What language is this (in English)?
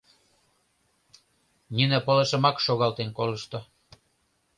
Mari